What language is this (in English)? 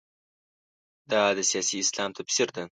Pashto